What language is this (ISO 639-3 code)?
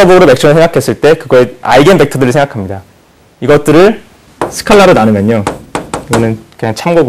kor